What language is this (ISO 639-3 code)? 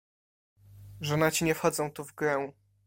pol